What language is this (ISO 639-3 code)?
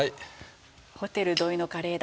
jpn